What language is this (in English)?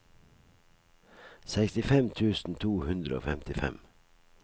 Norwegian